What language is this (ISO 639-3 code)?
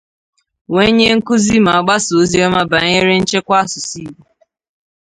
ibo